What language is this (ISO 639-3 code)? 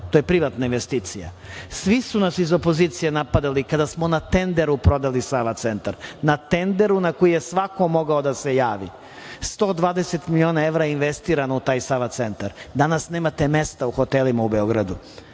srp